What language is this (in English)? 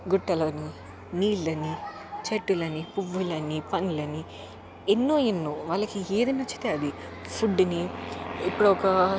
Telugu